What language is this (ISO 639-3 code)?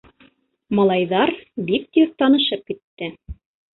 bak